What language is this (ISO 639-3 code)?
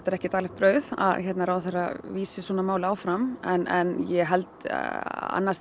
isl